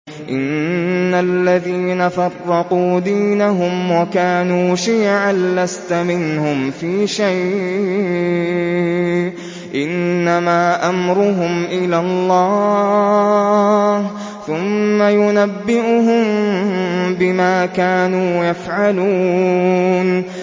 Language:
Arabic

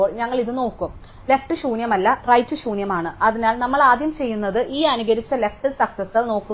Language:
Malayalam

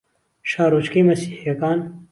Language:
Central Kurdish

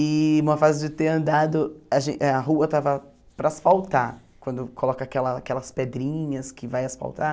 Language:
Portuguese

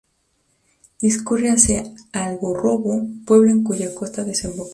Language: Spanish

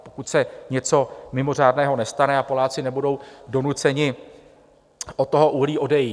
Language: Czech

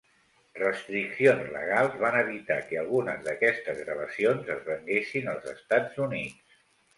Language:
Catalan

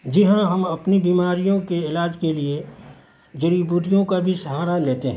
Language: Urdu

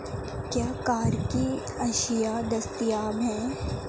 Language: Urdu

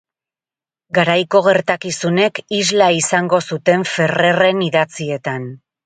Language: Basque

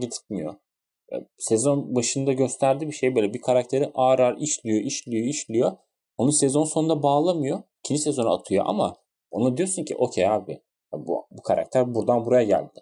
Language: Turkish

